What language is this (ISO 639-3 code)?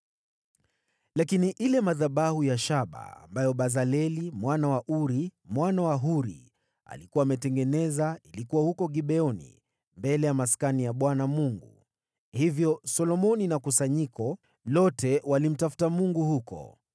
swa